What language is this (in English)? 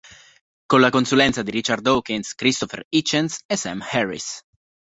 Italian